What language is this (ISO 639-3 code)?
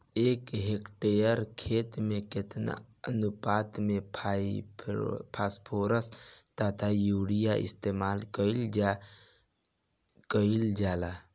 bho